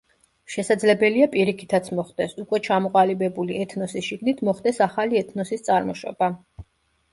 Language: Georgian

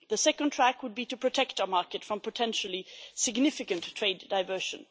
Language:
English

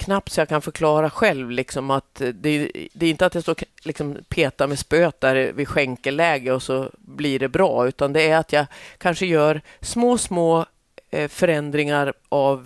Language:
Swedish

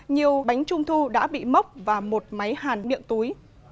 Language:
Vietnamese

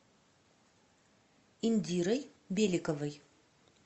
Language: Russian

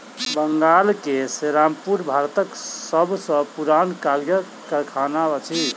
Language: Maithili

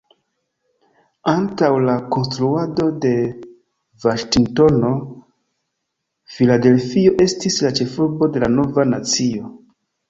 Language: Esperanto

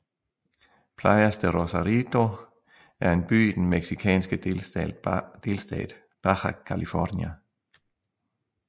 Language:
Danish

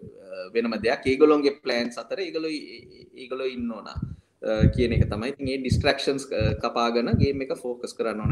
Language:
Hindi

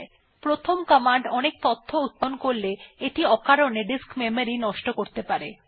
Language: Bangla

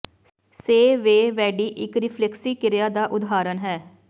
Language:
Punjabi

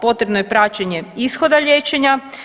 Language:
Croatian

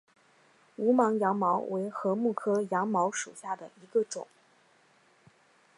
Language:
Chinese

